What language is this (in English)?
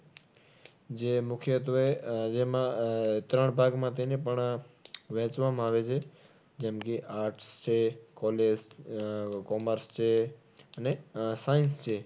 Gujarati